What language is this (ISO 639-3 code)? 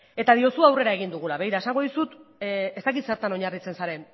eus